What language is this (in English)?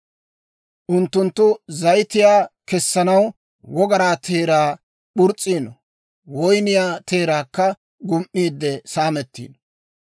Dawro